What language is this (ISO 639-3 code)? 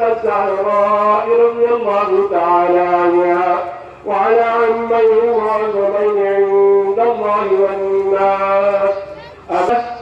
ara